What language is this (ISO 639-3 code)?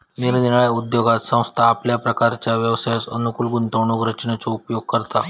mar